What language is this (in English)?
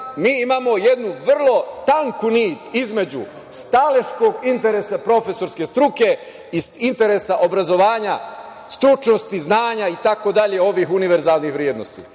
Serbian